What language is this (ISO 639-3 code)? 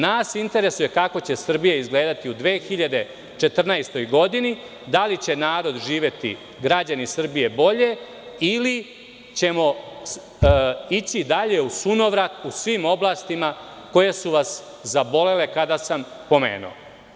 srp